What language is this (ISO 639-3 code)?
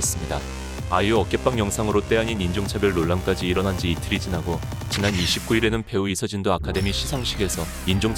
kor